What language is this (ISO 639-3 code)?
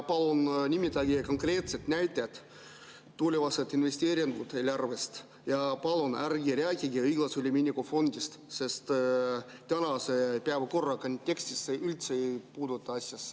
est